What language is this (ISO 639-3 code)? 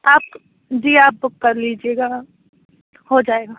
urd